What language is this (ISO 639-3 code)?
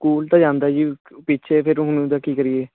pan